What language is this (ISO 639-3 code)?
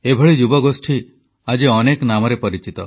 ori